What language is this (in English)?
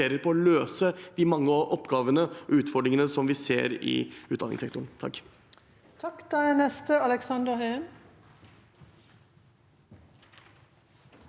Norwegian